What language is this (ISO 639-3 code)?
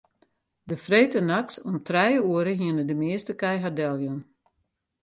fry